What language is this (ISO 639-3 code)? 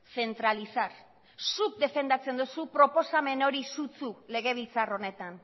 eus